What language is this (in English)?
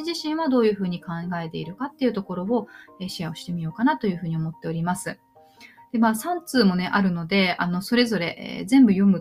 Japanese